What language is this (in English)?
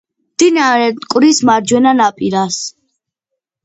Georgian